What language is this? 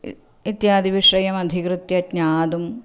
Sanskrit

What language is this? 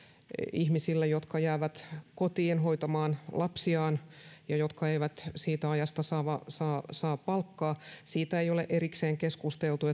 Finnish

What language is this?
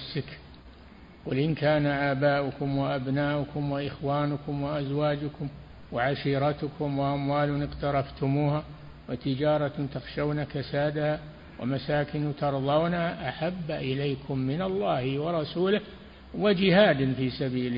Arabic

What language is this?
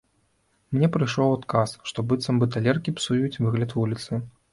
Belarusian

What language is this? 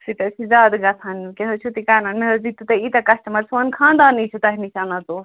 Kashmiri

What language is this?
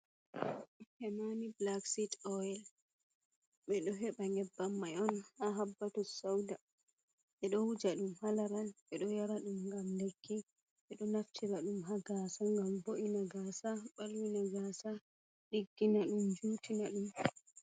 Fula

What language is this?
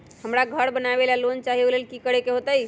Magahi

